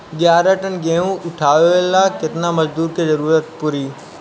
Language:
Bhojpuri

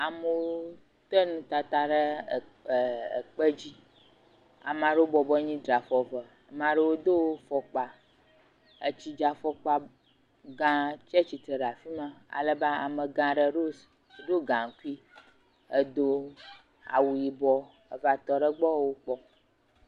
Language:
Ewe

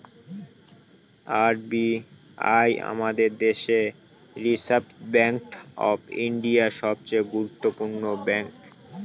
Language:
Bangla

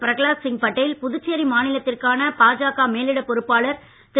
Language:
Tamil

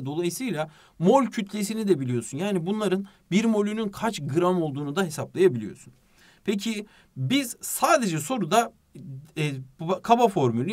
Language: Turkish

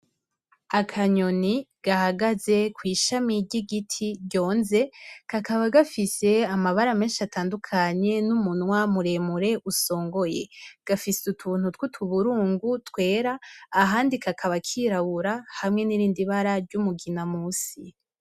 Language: Rundi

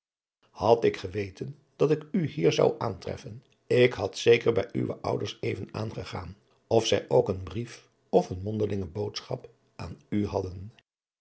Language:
Dutch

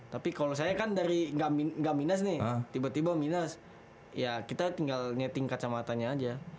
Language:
Indonesian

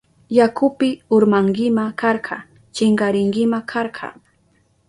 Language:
Southern Pastaza Quechua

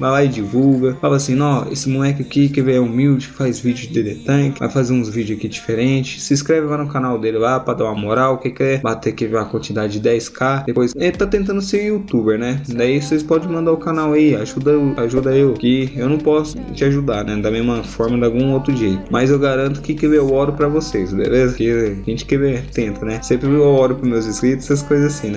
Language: Portuguese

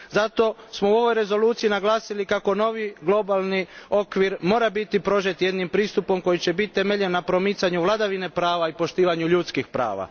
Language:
Croatian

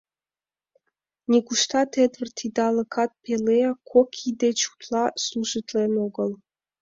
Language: Mari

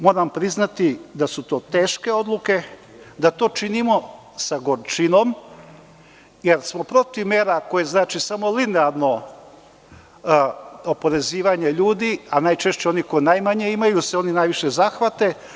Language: Serbian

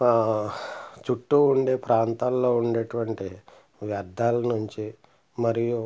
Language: Telugu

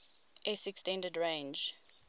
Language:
English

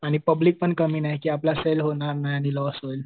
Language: Marathi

